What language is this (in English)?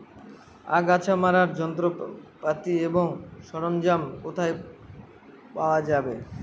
Bangla